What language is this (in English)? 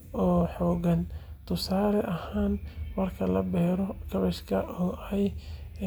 Somali